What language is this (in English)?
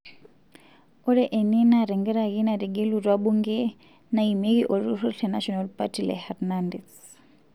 Masai